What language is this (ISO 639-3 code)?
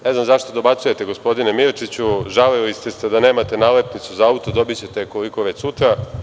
srp